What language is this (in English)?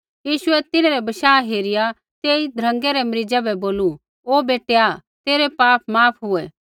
Kullu Pahari